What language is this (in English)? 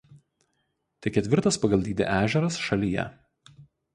Lithuanian